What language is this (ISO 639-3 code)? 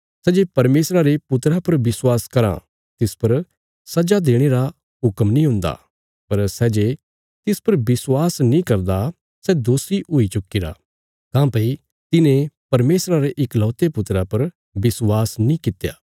kfs